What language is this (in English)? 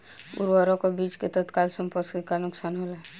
Bhojpuri